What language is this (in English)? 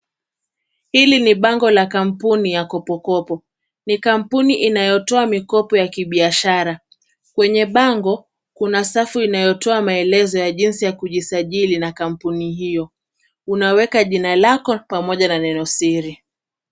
Swahili